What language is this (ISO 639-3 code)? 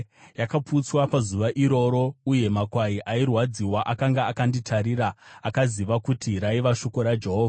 sna